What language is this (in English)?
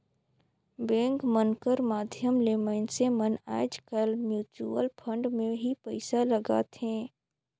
Chhattisgarhi